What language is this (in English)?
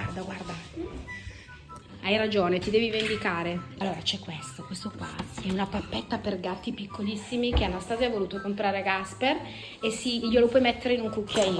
Italian